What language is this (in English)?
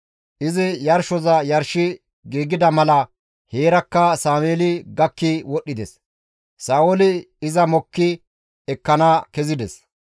Gamo